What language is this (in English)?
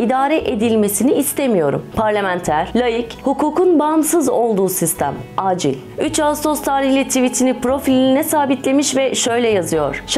Turkish